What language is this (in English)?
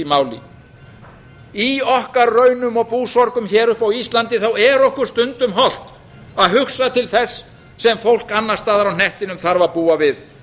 Icelandic